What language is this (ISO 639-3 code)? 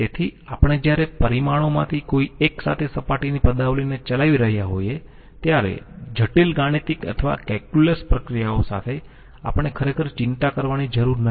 guj